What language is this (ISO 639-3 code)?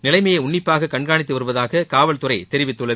tam